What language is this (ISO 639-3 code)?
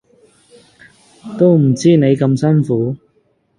yue